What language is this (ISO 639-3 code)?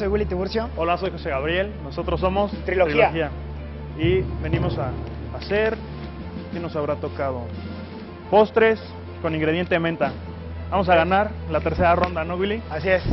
spa